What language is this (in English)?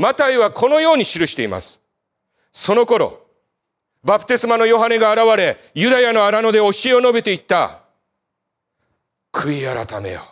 Japanese